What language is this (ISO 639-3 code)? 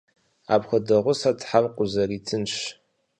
kbd